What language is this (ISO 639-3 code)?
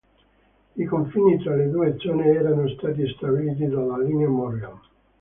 ita